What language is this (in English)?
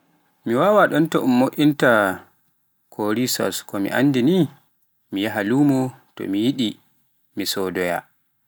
Pular